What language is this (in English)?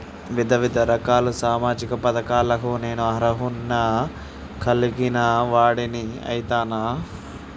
Telugu